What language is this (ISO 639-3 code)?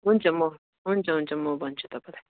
nep